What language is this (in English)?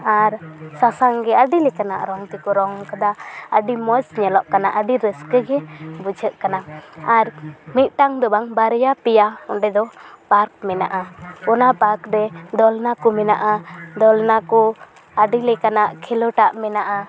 Santali